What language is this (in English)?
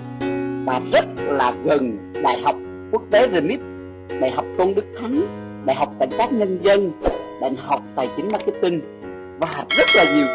Vietnamese